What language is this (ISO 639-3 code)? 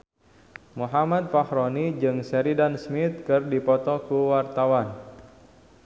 sun